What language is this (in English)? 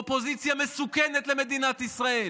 Hebrew